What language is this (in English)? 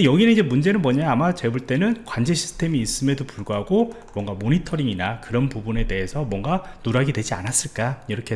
Korean